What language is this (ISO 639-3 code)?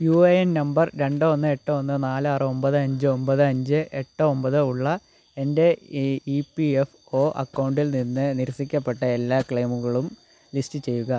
mal